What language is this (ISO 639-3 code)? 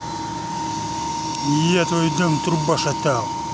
rus